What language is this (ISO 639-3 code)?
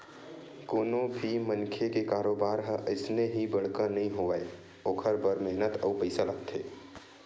hne